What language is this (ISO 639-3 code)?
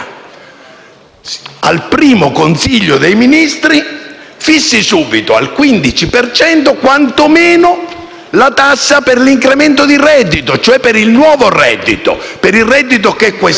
ita